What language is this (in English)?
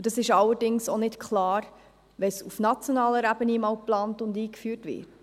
Swiss German